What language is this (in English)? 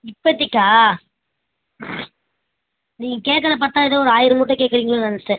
Tamil